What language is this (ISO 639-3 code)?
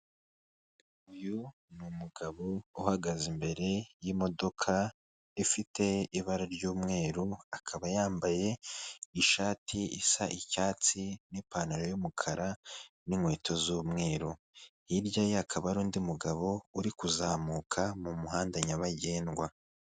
kin